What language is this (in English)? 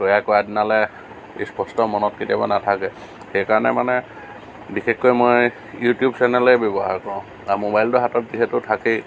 Assamese